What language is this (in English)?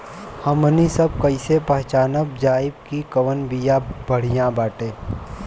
Bhojpuri